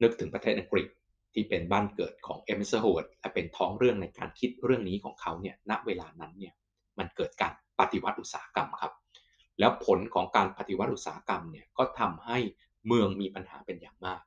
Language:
Thai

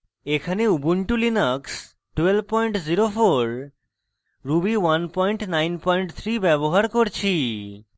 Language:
Bangla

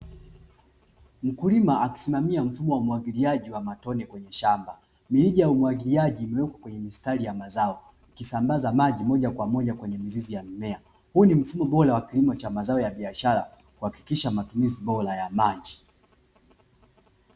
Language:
Swahili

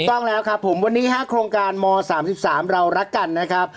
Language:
Thai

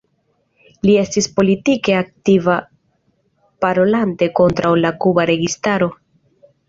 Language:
Esperanto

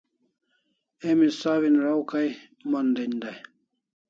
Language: Kalasha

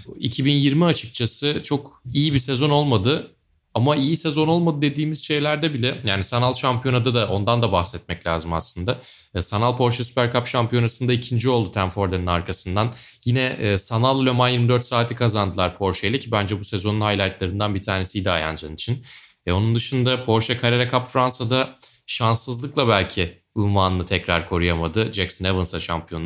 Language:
Turkish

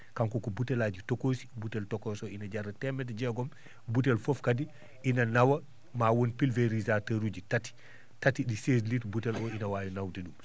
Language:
Fula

